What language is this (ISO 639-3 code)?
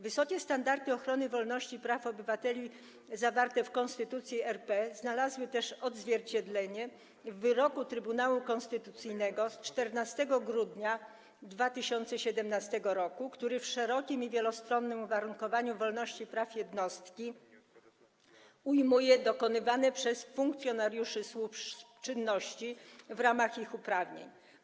pol